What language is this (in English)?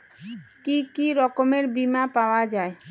Bangla